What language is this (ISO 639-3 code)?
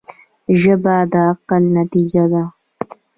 pus